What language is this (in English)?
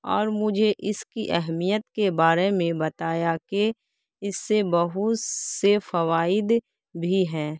Urdu